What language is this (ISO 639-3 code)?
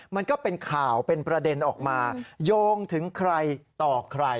tha